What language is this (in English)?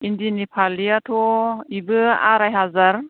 Bodo